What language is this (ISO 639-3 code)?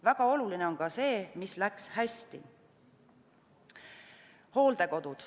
est